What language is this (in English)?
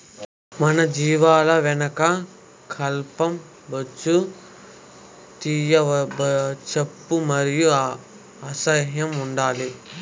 Telugu